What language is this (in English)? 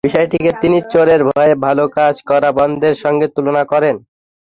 Bangla